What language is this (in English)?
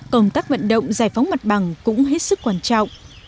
Vietnamese